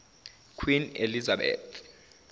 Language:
Zulu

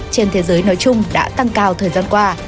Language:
Vietnamese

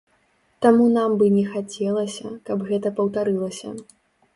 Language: Belarusian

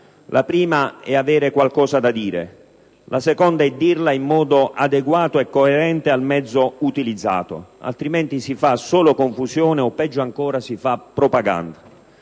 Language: Italian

